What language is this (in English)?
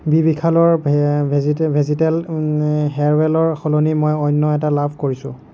Assamese